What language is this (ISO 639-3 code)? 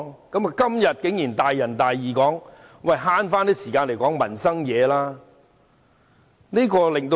yue